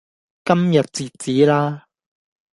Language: Cantonese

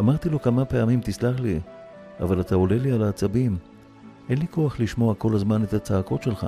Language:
Hebrew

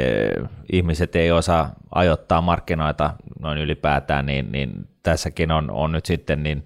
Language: Finnish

